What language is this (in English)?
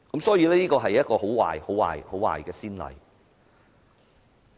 Cantonese